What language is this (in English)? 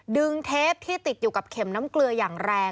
Thai